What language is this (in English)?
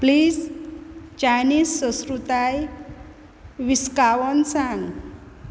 Konkani